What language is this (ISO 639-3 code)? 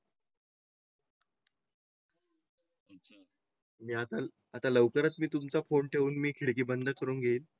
mar